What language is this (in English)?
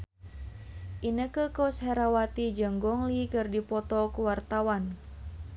Sundanese